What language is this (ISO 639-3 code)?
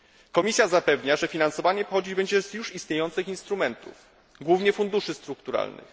pol